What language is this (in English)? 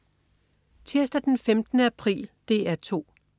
Danish